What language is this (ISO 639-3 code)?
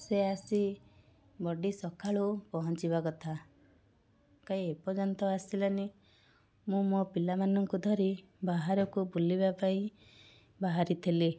ori